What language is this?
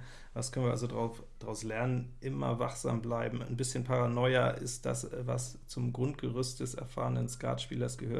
German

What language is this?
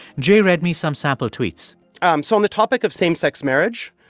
English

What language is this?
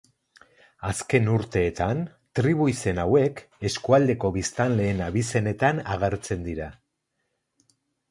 Basque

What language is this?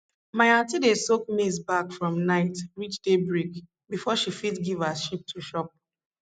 Nigerian Pidgin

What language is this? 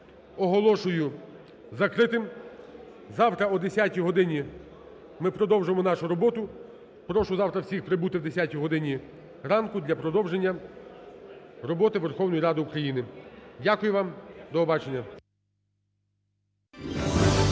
Ukrainian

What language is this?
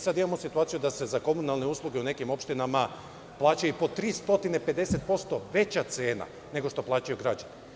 Serbian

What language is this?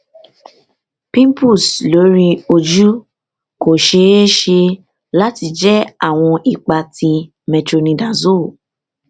Yoruba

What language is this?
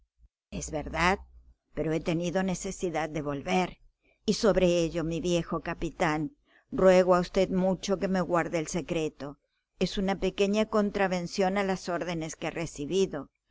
Spanish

